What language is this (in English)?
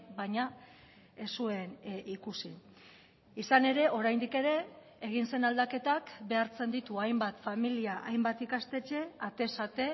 Basque